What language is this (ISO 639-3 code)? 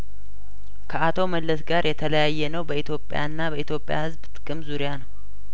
amh